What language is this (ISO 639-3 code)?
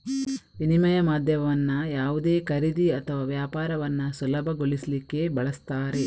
kan